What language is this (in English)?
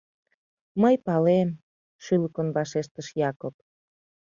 Mari